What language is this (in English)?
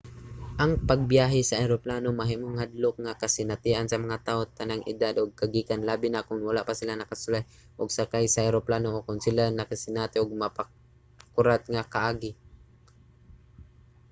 Cebuano